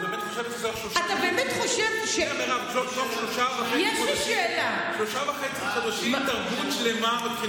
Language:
Hebrew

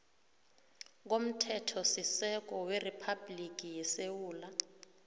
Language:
South Ndebele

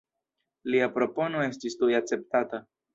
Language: Esperanto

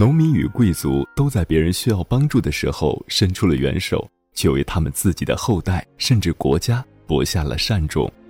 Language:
Chinese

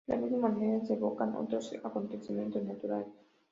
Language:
Spanish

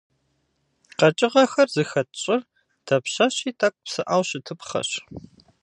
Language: Kabardian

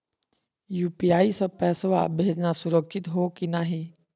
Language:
Magahi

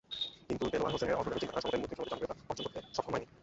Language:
Bangla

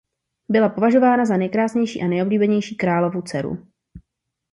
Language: Czech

